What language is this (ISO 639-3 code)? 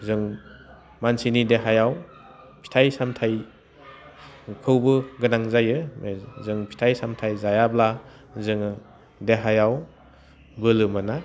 brx